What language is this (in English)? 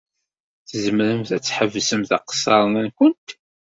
Kabyle